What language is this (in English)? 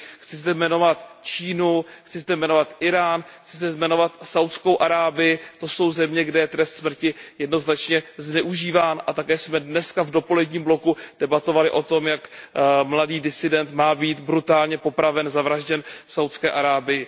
Czech